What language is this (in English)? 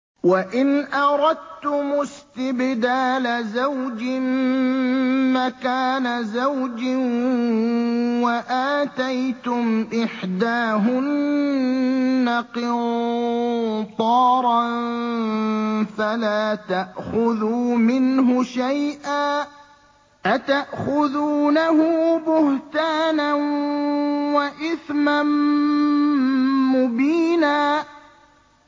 Arabic